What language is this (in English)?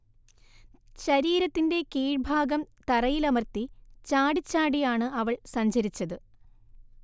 Malayalam